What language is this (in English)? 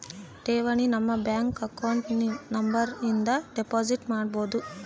Kannada